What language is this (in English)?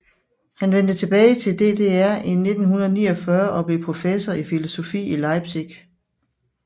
Danish